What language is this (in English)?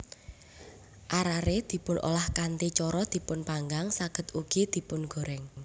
Javanese